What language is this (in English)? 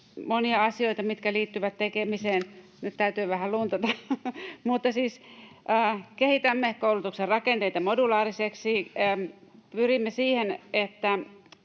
Finnish